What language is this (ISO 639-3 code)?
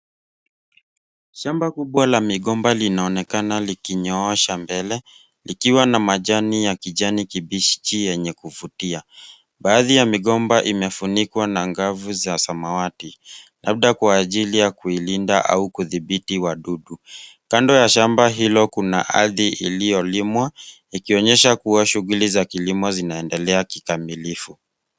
swa